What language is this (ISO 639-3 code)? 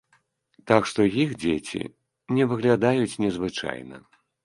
bel